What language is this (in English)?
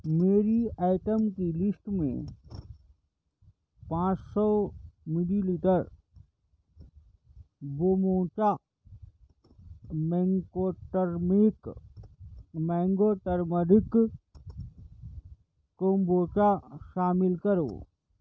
Urdu